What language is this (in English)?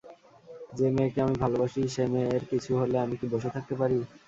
Bangla